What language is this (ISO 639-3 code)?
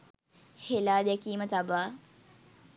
sin